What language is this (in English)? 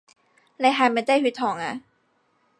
Cantonese